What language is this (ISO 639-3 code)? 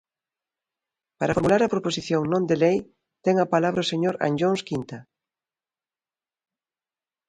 glg